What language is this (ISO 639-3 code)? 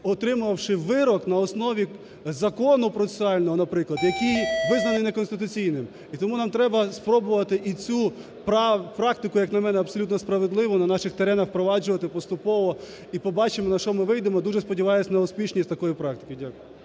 ukr